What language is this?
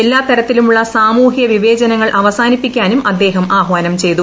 Malayalam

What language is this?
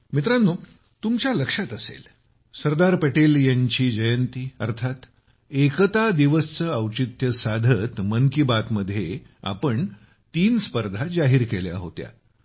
Marathi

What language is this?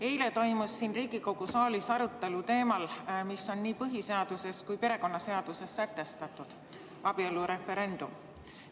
Estonian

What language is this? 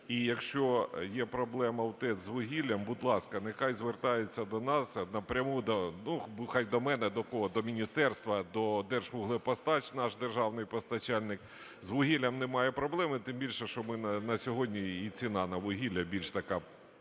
Ukrainian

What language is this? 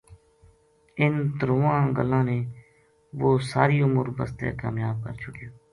Gujari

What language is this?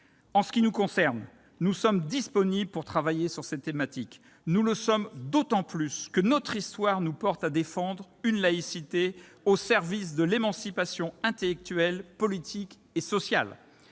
French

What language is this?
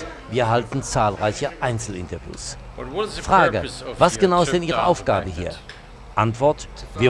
German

